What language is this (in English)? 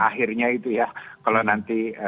Indonesian